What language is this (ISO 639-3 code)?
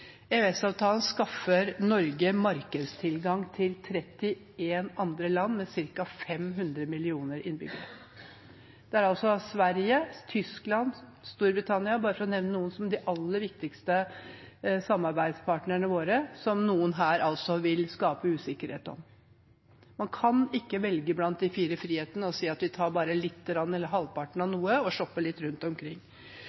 nob